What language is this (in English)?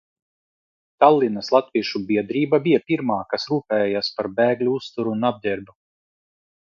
Latvian